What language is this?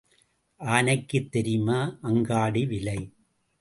Tamil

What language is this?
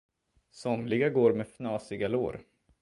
Swedish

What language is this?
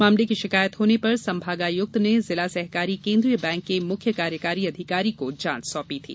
Hindi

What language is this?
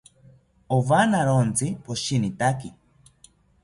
South Ucayali Ashéninka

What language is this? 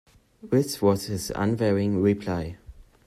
English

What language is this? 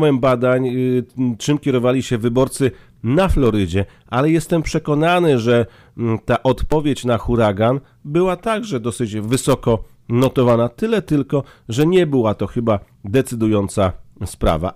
Polish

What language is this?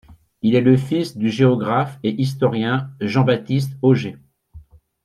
French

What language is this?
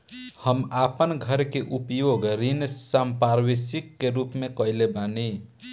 Bhojpuri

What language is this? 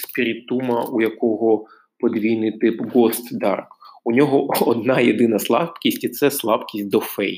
Ukrainian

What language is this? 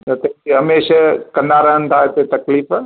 Sindhi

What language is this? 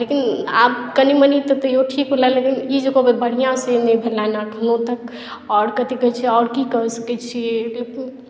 Maithili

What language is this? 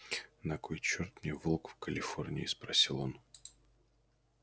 Russian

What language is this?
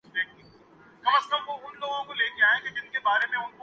Urdu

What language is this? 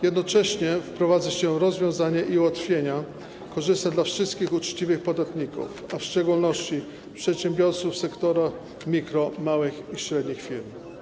Polish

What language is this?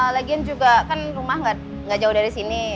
Indonesian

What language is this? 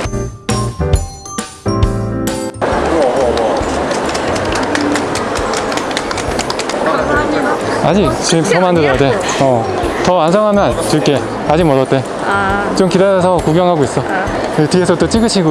Korean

